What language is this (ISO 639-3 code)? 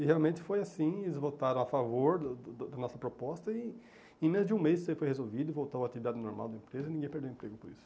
por